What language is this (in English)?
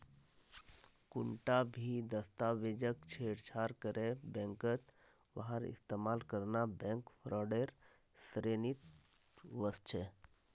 Magahi